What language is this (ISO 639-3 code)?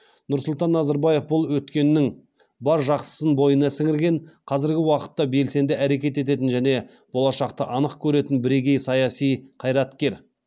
kaz